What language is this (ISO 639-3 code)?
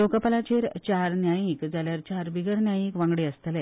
kok